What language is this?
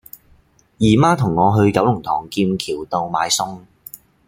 Cantonese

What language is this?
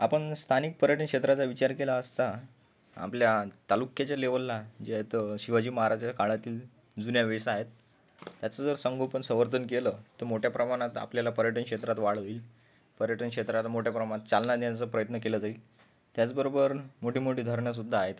Marathi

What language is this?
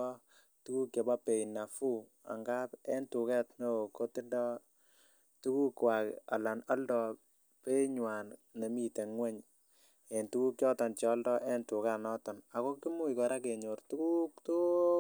Kalenjin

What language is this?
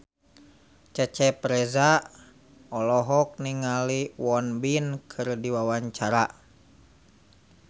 Sundanese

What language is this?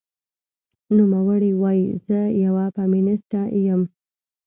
Pashto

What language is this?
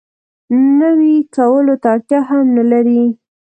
Pashto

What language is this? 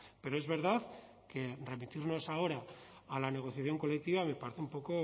Spanish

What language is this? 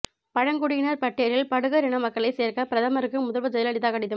Tamil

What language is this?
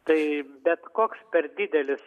Lithuanian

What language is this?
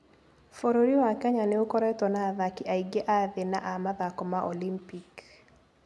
Kikuyu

